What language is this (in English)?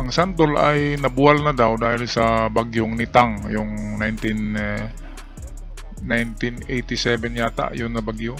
Filipino